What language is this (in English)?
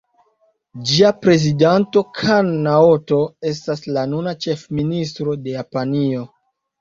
Esperanto